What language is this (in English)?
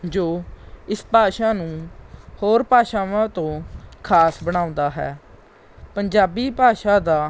Punjabi